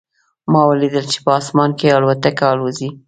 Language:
Pashto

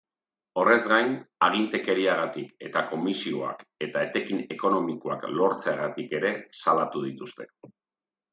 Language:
Basque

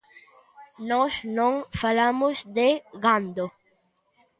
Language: Galician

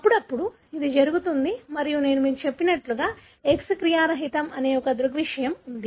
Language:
Telugu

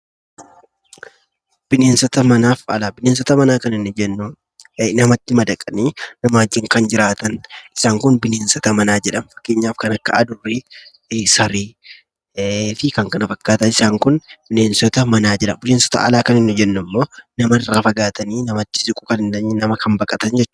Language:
Oromo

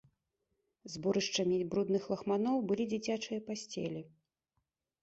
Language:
Belarusian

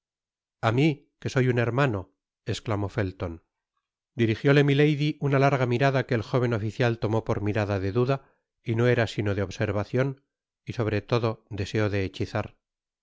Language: Spanish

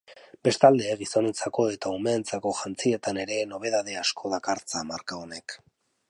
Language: Basque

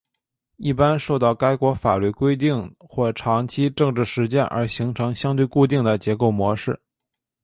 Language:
Chinese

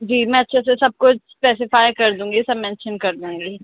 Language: Urdu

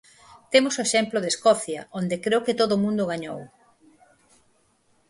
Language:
Galician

